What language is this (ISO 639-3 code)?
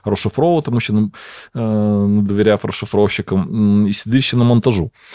ukr